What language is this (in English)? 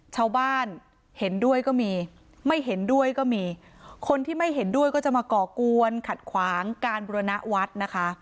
Thai